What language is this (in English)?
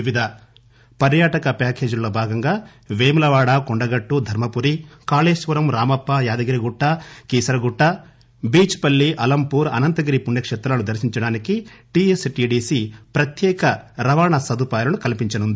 Telugu